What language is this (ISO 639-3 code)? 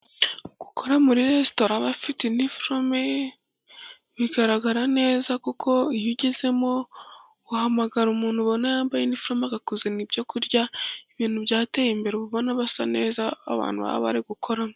kin